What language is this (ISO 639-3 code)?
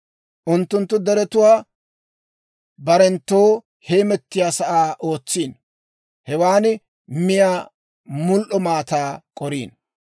dwr